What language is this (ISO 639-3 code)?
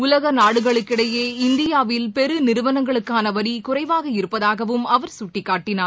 tam